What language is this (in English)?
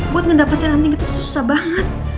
Indonesian